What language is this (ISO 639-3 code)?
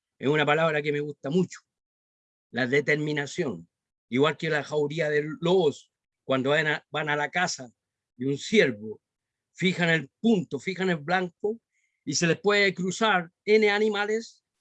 spa